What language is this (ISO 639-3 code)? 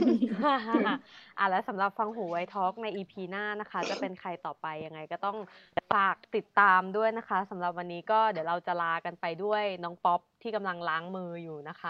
tha